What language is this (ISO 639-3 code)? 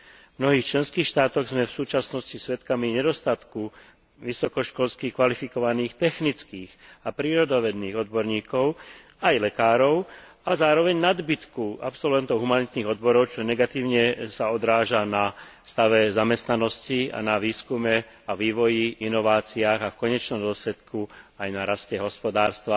slk